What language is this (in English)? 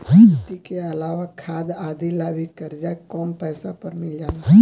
Bhojpuri